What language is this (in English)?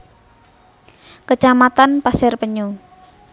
Javanese